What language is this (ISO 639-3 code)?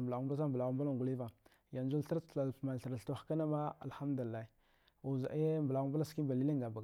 dgh